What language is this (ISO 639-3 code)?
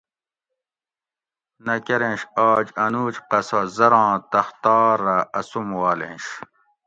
gwc